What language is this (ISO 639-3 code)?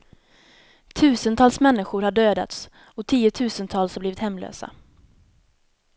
swe